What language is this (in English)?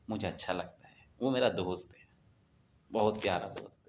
Urdu